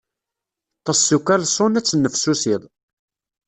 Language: Kabyle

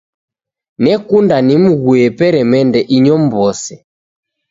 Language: Taita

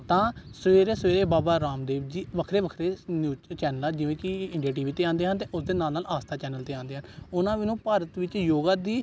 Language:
Punjabi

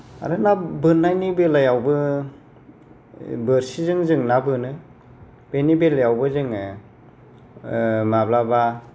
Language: Bodo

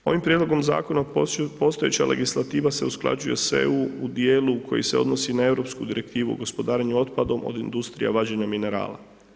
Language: Croatian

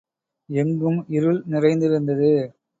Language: Tamil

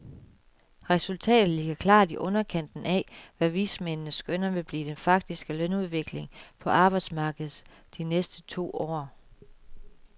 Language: Danish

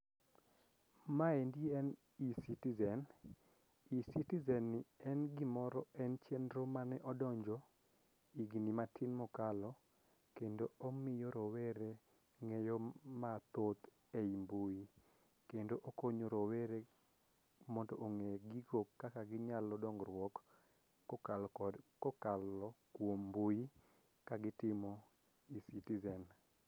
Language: Luo (Kenya and Tanzania)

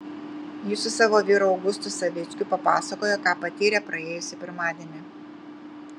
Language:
Lithuanian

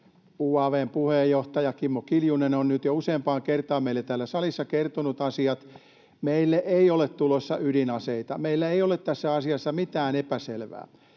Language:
Finnish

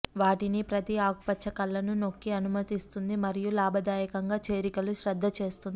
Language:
Telugu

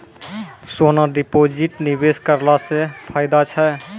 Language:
Maithili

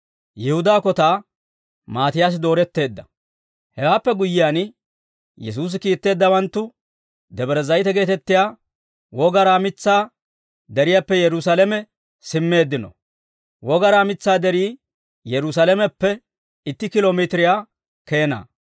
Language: Dawro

